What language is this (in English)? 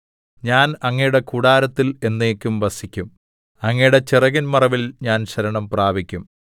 Malayalam